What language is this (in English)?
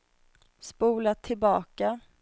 Swedish